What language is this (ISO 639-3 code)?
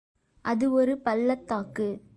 tam